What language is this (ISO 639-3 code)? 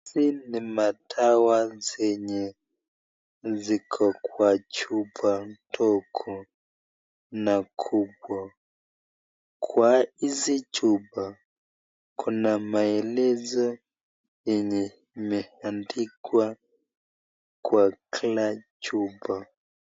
swa